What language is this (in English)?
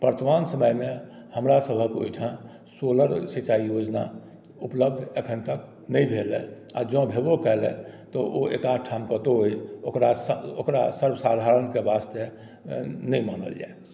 Maithili